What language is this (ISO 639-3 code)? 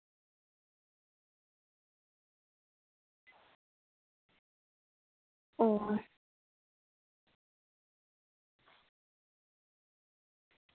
sat